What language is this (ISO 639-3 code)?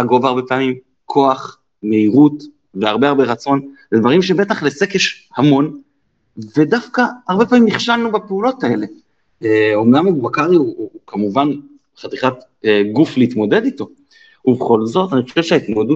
heb